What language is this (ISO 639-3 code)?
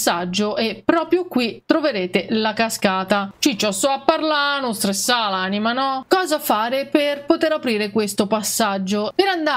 ita